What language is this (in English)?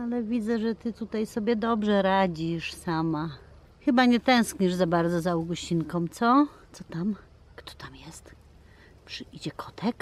Polish